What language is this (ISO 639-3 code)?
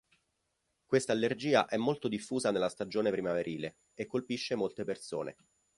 ita